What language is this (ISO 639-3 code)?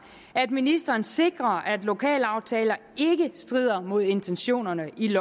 dan